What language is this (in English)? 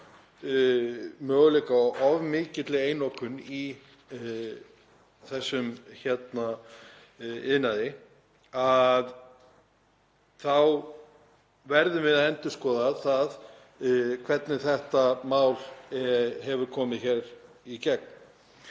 Icelandic